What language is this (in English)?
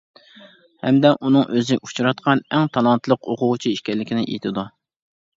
Uyghur